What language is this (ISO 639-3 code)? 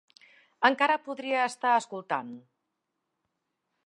cat